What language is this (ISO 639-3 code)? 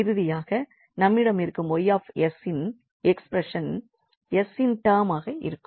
tam